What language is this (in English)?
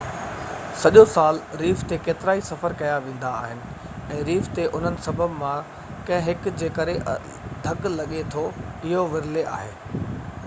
Sindhi